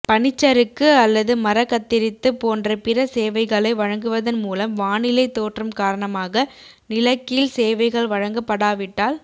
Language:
Tamil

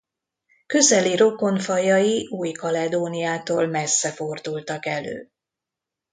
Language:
Hungarian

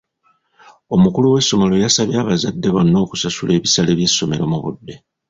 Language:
Ganda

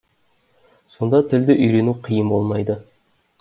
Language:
Kazakh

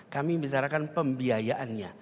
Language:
Indonesian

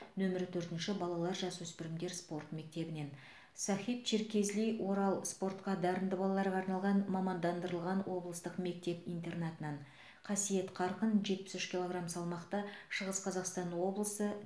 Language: Kazakh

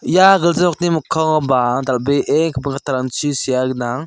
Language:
Garo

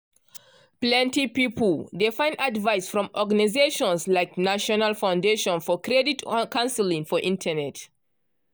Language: Nigerian Pidgin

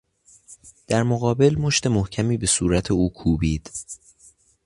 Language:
Persian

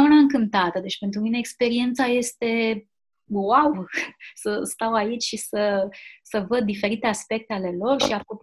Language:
Romanian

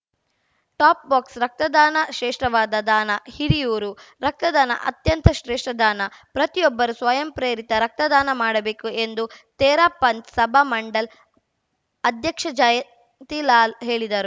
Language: Kannada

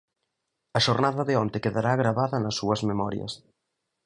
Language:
Galician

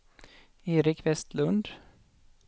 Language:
Swedish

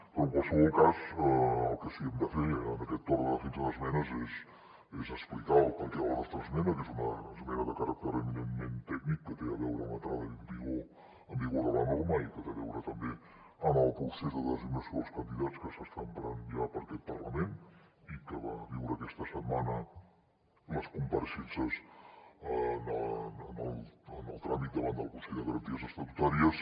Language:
Catalan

